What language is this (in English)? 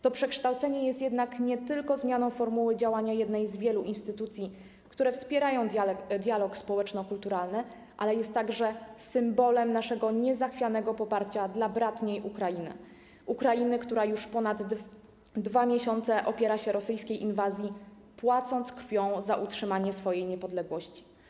Polish